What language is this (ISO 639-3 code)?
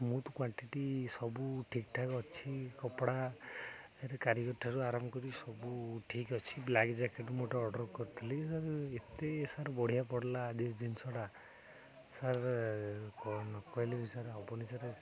ori